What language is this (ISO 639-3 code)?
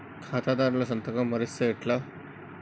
tel